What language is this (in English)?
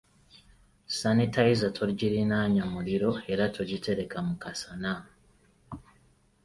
Ganda